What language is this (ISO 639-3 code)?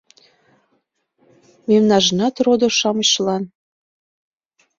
chm